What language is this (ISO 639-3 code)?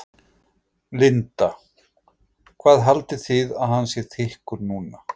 isl